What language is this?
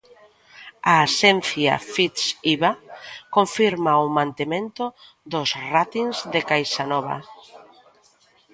Galician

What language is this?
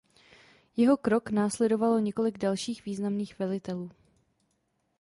Czech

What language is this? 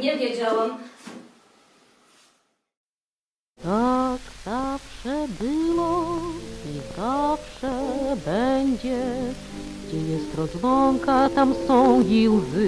Polish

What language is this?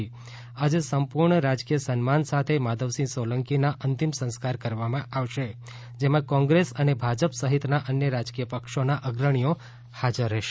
Gujarati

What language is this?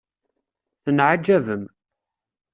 Kabyle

